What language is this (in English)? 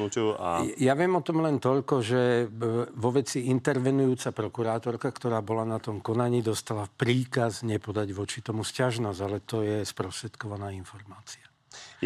Slovak